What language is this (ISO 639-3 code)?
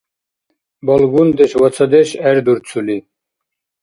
dar